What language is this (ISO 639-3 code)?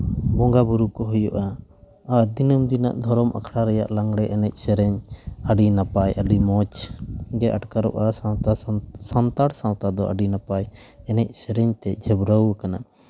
sat